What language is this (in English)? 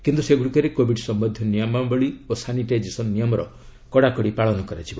Odia